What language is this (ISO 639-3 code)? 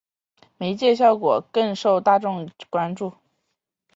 zho